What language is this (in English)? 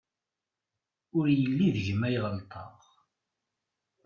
Kabyle